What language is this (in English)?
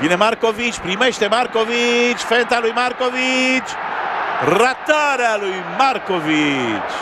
Romanian